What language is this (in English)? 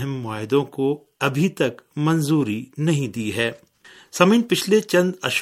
Urdu